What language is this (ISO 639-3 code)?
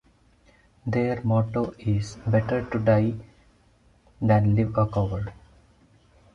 eng